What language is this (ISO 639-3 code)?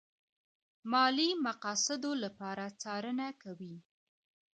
pus